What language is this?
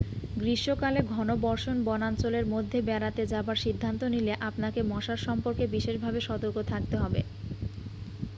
Bangla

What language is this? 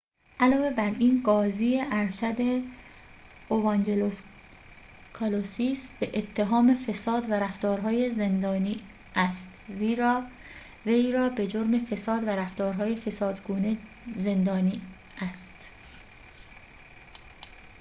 Persian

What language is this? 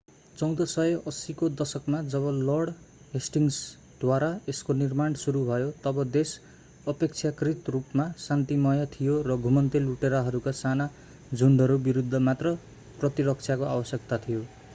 Nepali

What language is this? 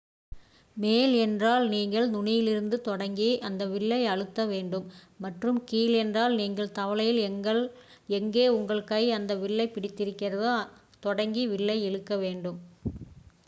Tamil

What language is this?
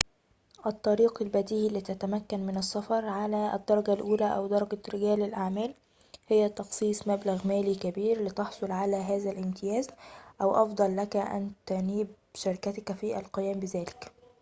Arabic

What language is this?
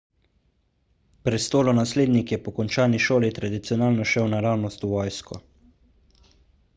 Slovenian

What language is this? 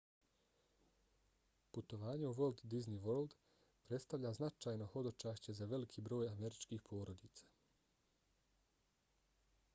Bosnian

